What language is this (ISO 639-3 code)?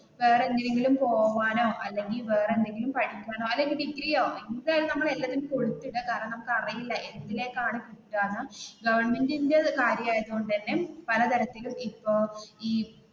mal